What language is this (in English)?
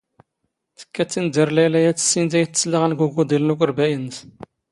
Standard Moroccan Tamazight